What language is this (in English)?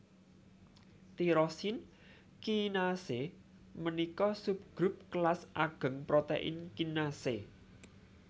Javanese